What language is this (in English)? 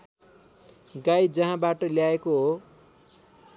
Nepali